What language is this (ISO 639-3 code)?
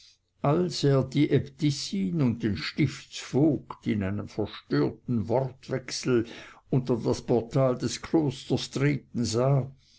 deu